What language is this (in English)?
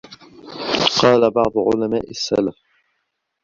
Arabic